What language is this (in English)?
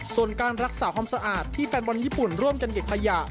Thai